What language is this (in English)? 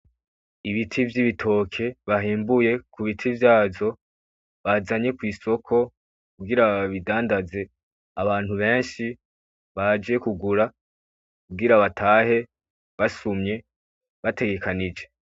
Rundi